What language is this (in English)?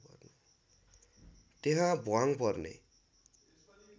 Nepali